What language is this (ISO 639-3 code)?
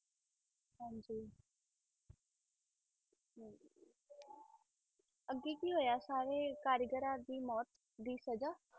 pan